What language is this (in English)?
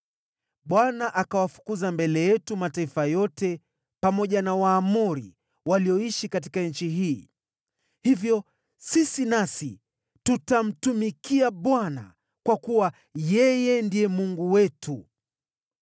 Swahili